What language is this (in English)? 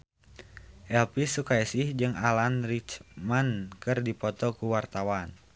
Sundanese